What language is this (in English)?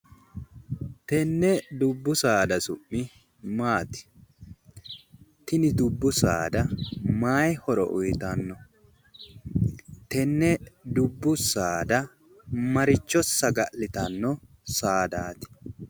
Sidamo